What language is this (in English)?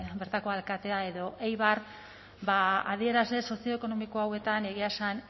Basque